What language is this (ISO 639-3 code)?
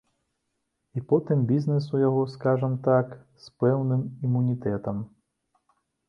bel